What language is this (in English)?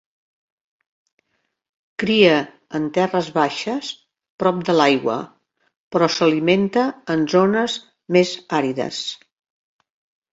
Catalan